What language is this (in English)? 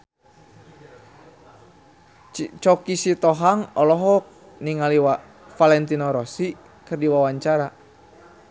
Sundanese